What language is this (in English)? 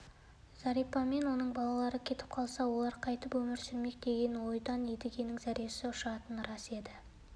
Kazakh